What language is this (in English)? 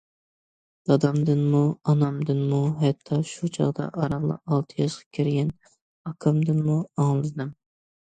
Uyghur